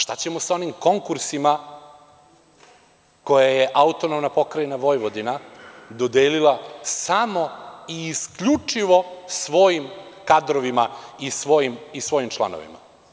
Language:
Serbian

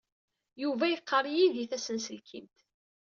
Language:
Kabyle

